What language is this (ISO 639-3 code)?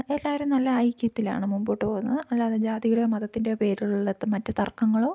mal